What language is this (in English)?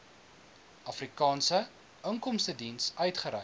Afrikaans